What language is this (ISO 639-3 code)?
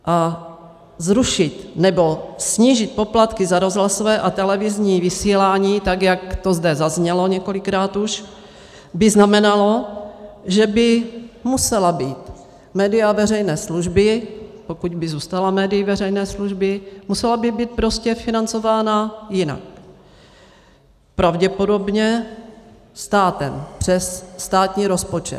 ces